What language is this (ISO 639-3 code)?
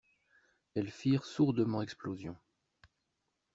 fra